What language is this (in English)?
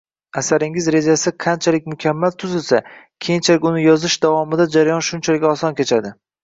Uzbek